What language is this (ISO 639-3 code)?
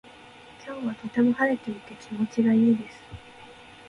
jpn